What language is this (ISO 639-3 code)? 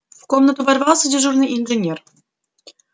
rus